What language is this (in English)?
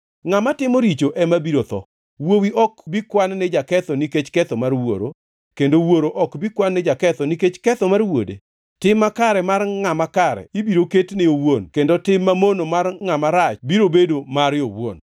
Luo (Kenya and Tanzania)